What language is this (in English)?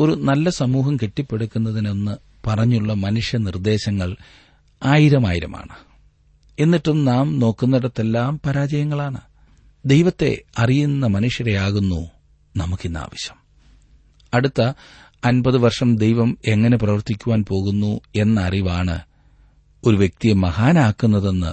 Malayalam